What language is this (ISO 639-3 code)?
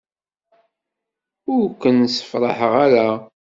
kab